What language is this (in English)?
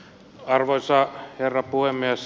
Finnish